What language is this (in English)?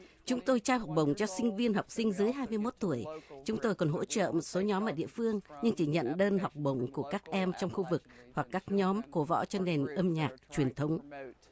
Vietnamese